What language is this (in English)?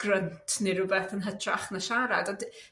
Welsh